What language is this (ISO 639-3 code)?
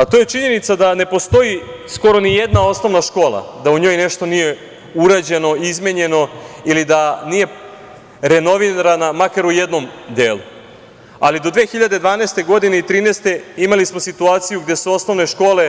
srp